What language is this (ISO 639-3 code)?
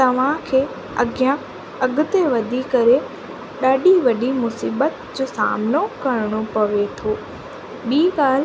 snd